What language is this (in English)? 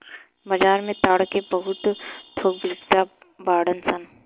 Bhojpuri